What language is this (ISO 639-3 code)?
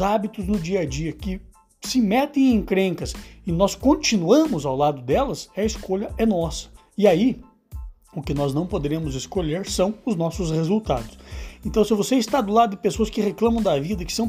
por